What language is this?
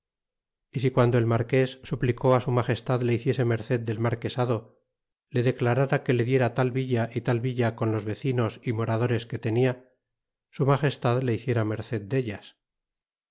Spanish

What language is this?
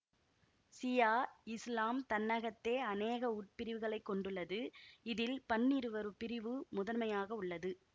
Tamil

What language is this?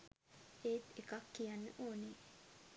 Sinhala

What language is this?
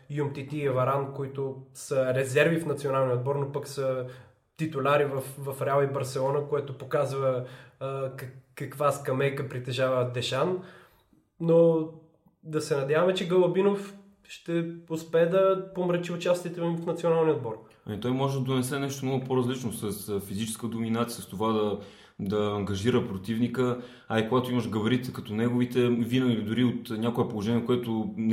Bulgarian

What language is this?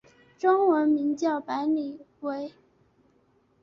Chinese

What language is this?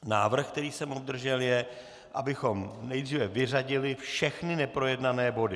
Czech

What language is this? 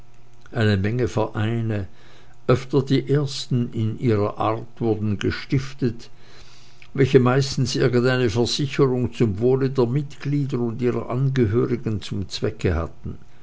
German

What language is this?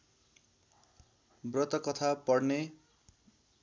Nepali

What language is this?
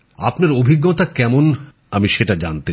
Bangla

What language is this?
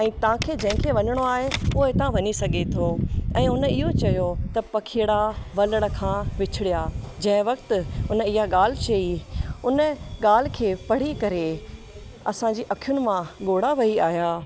Sindhi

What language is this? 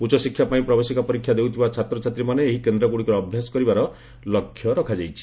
Odia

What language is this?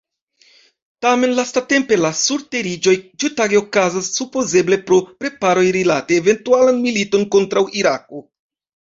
Esperanto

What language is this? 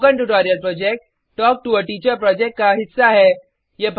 Hindi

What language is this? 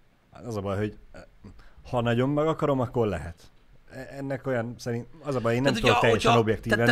Hungarian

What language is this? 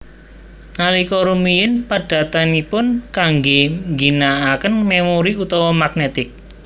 Javanese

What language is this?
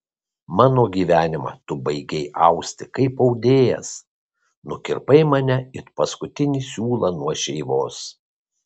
Lithuanian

